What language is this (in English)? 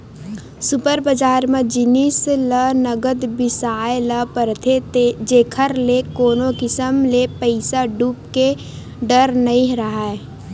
Chhattisgarhi